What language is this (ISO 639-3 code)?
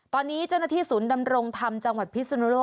tha